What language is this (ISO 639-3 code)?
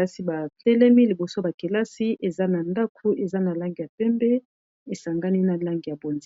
lin